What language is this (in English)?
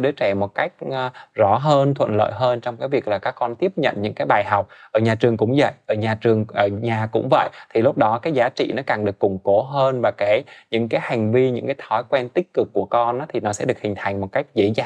Vietnamese